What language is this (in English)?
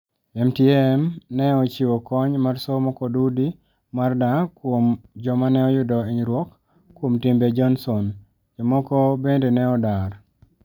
Luo (Kenya and Tanzania)